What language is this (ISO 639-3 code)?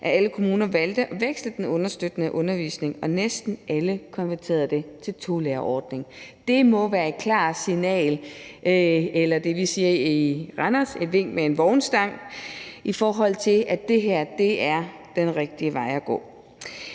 dan